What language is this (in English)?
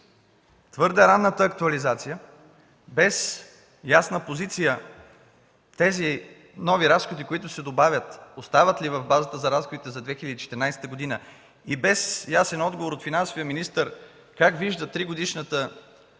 Bulgarian